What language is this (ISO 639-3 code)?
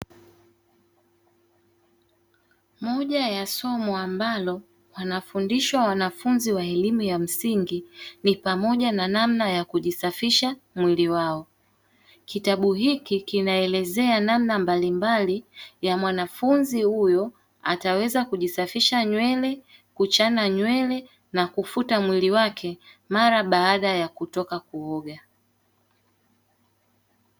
swa